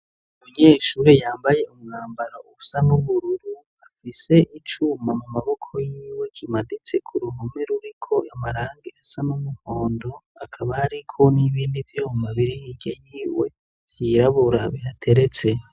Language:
Rundi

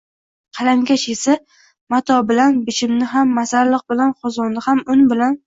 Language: Uzbek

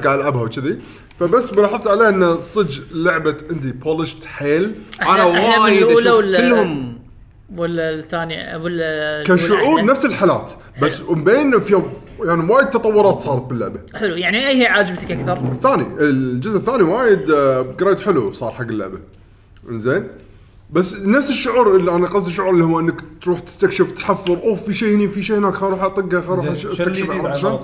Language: Arabic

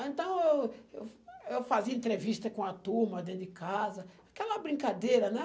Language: Portuguese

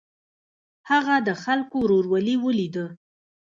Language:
Pashto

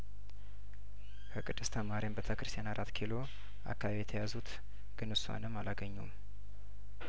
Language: Amharic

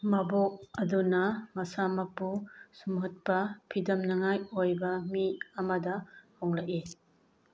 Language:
Manipuri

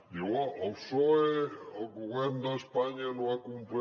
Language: Catalan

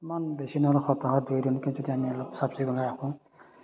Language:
Assamese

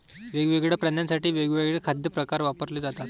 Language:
Marathi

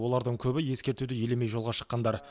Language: Kazakh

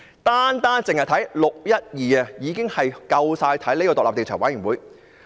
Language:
Cantonese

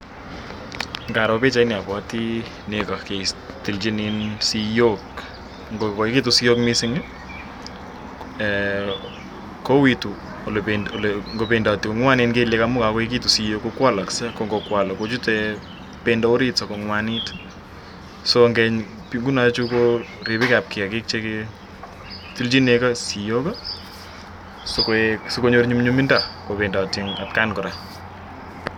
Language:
Kalenjin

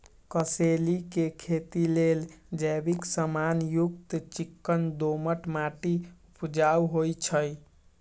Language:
Magahi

